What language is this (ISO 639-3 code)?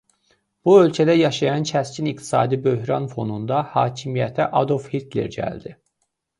aze